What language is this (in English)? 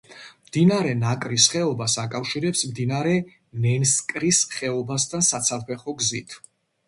Georgian